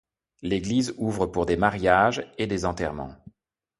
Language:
French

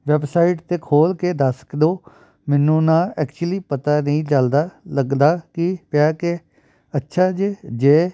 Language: Punjabi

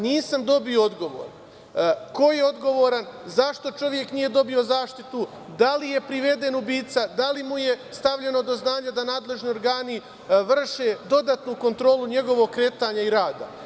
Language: Serbian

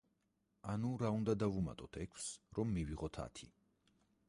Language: Georgian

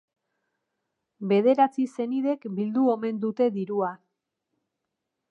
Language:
Basque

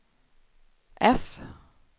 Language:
Swedish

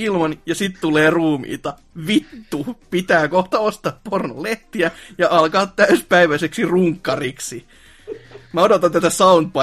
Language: Finnish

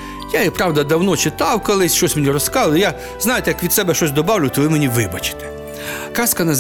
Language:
Ukrainian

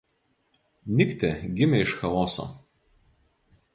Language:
Lithuanian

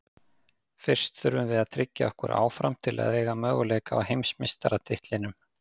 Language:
Icelandic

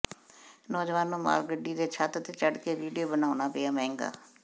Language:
Punjabi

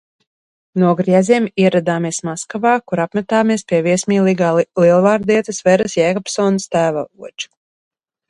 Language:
Latvian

